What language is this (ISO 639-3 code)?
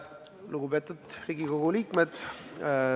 est